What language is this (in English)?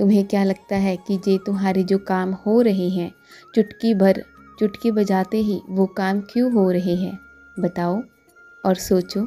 Hindi